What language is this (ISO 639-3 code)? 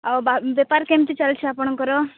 ori